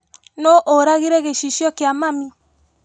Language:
Kikuyu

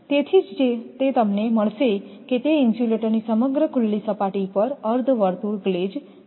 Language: Gujarati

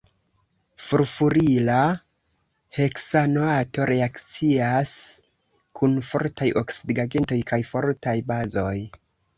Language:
Esperanto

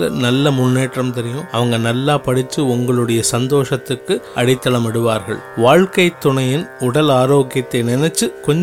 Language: Tamil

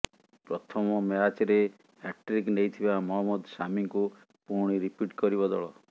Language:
Odia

